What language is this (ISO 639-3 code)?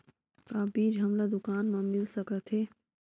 hne